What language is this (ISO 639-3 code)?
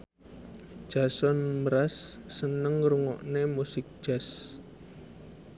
jav